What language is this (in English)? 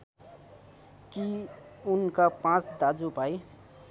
Nepali